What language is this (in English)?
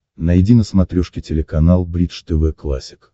Russian